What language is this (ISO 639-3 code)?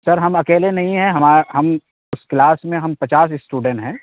urd